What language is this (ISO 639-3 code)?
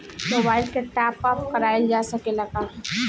bho